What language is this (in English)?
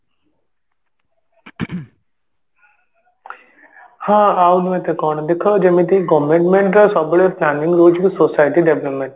Odia